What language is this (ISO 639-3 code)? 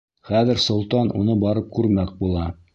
bak